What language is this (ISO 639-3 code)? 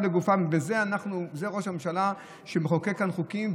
heb